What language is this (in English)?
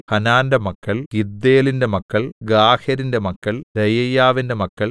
Malayalam